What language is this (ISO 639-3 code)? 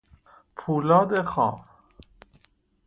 fas